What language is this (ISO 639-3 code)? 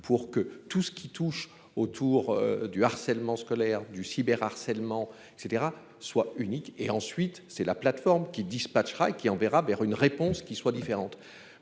fra